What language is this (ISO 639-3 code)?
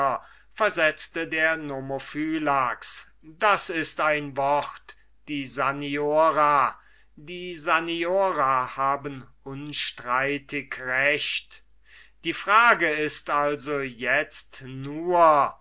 deu